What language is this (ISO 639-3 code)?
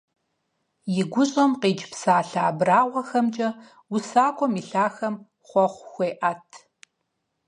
kbd